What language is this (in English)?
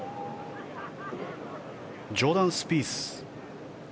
Japanese